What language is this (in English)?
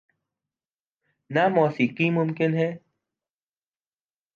Urdu